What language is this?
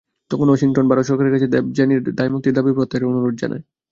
Bangla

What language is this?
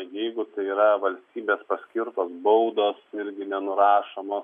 Lithuanian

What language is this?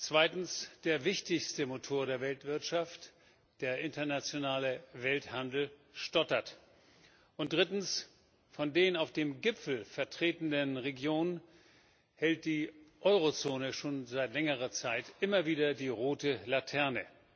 German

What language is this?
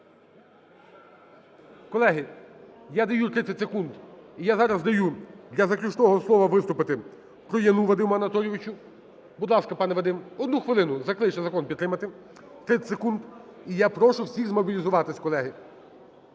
Ukrainian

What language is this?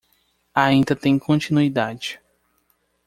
Portuguese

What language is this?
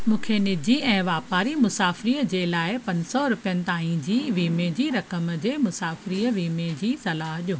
Sindhi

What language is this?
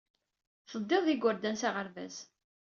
Kabyle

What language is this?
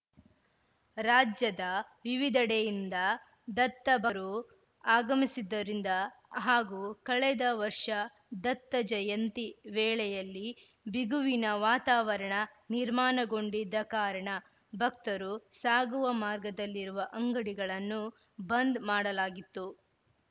Kannada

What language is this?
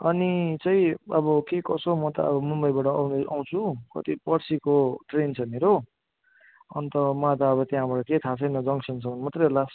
Nepali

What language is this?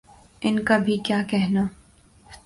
Urdu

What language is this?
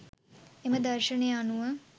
Sinhala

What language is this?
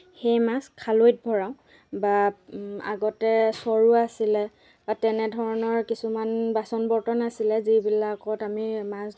Assamese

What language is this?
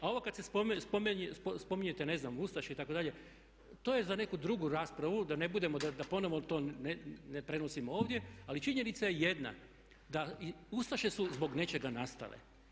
Croatian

